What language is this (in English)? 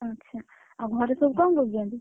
Odia